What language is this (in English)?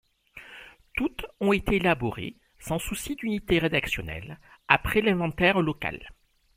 French